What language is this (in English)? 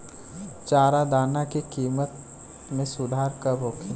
Bhojpuri